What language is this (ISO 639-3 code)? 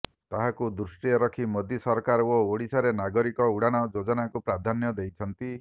ori